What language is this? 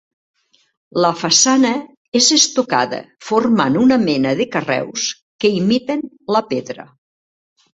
Catalan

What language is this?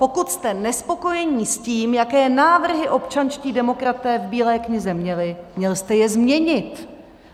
Czech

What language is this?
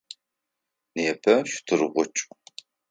Adyghe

